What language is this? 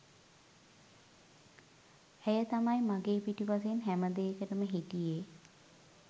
Sinhala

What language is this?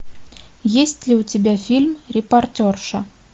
Russian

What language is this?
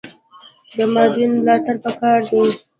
Pashto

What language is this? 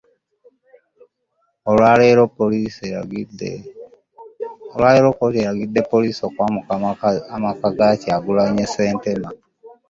Ganda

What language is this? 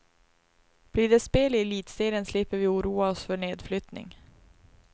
Swedish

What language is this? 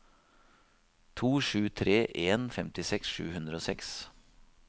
Norwegian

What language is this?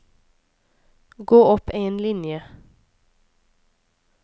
Norwegian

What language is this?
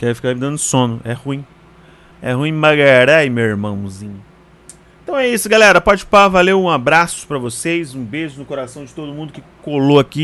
Portuguese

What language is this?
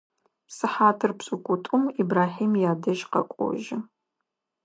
Adyghe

